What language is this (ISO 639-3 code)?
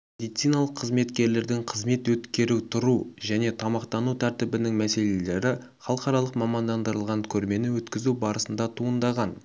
kaz